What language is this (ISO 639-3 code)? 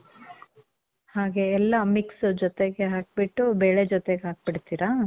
kan